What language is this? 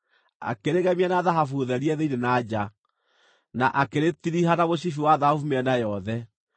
Kikuyu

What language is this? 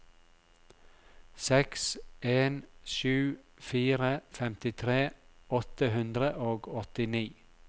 Norwegian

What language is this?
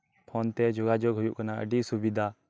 Santali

